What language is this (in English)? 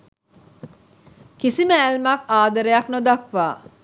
Sinhala